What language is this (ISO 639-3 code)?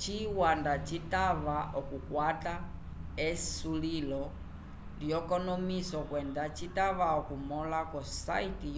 umb